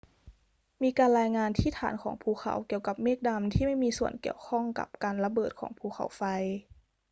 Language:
Thai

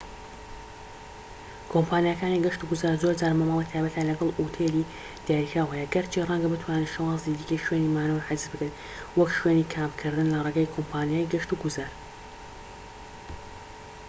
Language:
Central Kurdish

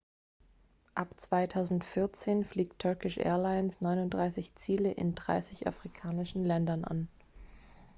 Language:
German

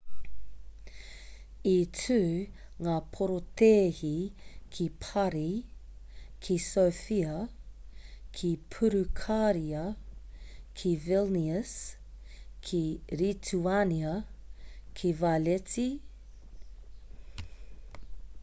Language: Māori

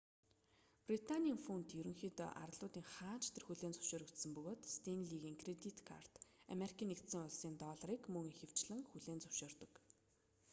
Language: Mongolian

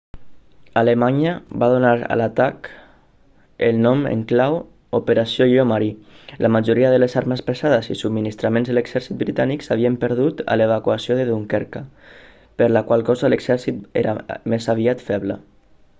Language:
Catalan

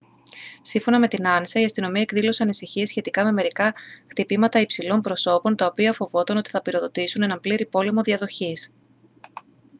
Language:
Greek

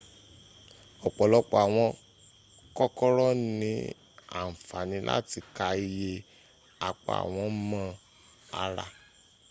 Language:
Yoruba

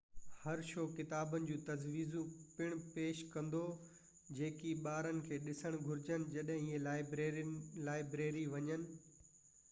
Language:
Sindhi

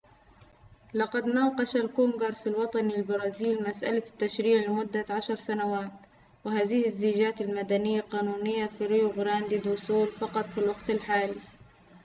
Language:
Arabic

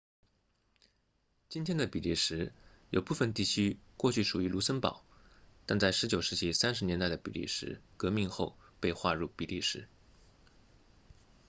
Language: Chinese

